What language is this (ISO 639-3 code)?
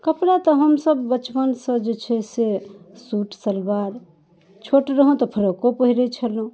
mai